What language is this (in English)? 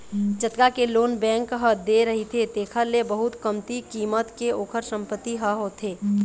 Chhattisgarhi